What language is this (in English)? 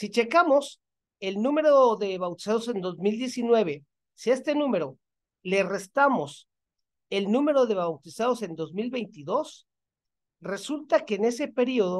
Spanish